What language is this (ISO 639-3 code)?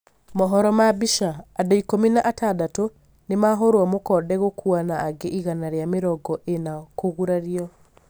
kik